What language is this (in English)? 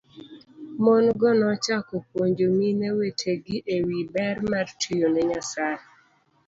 Luo (Kenya and Tanzania)